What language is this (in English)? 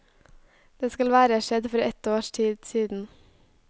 Norwegian